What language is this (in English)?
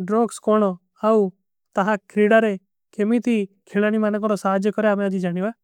Kui (India)